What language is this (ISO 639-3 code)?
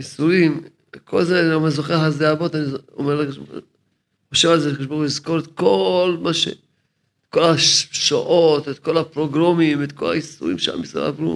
heb